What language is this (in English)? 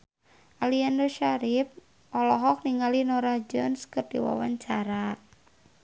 Sundanese